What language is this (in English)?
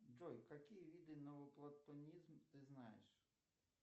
Russian